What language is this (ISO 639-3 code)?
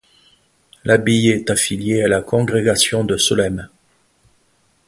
fra